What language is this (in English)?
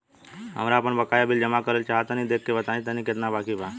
Bhojpuri